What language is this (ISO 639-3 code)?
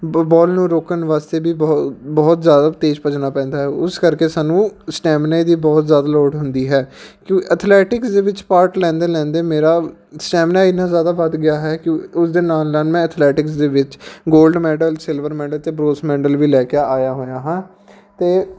pan